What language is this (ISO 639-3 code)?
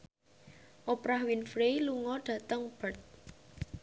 jav